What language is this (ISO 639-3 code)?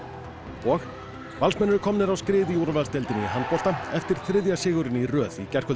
isl